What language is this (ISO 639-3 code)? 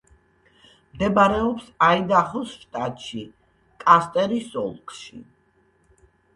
kat